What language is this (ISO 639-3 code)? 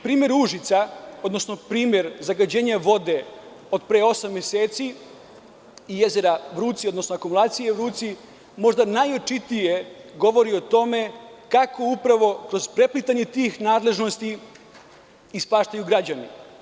srp